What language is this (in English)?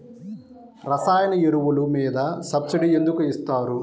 Telugu